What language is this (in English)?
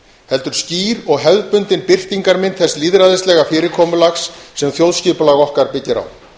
Icelandic